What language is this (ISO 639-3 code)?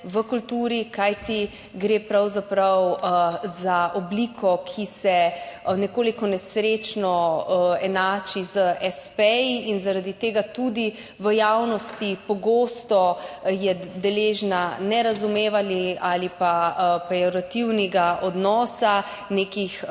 slv